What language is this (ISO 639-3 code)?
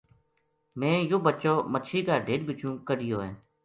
gju